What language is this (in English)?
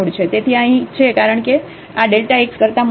Gujarati